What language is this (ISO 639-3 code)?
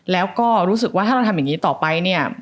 tha